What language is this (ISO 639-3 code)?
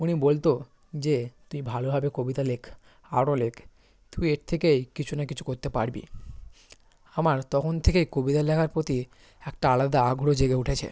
ben